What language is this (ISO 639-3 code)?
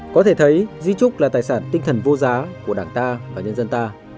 vie